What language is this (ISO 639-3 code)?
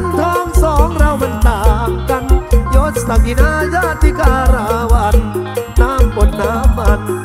tha